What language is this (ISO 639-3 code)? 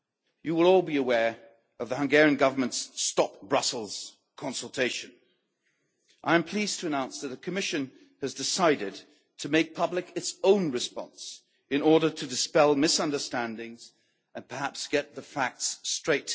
eng